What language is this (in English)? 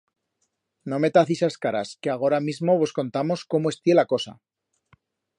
Aragonese